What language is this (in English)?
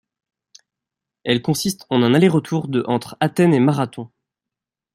French